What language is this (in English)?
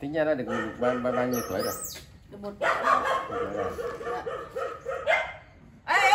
Vietnamese